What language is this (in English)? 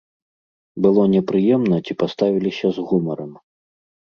Belarusian